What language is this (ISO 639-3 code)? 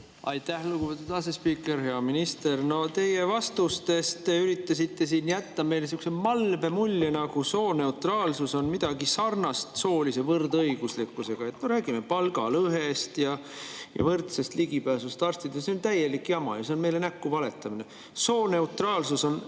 est